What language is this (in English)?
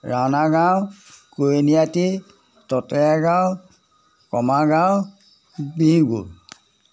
Assamese